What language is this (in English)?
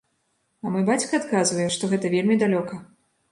Belarusian